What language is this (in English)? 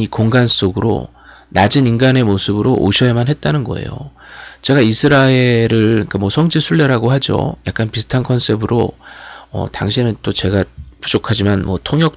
Korean